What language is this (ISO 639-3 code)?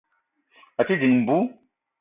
eto